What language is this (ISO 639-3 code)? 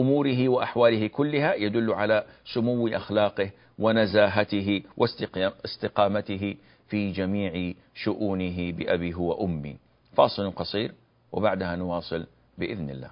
ara